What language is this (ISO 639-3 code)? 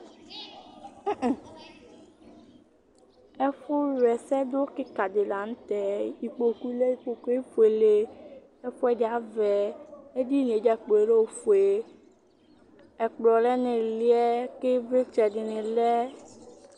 kpo